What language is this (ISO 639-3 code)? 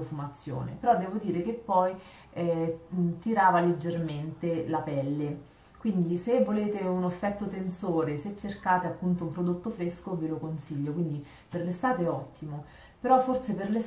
ita